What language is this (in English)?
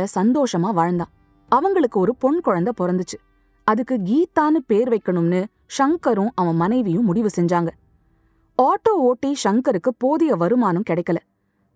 Tamil